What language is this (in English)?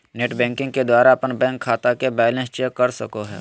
Magahi